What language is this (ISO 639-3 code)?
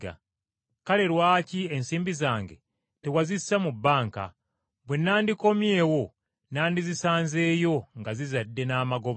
lug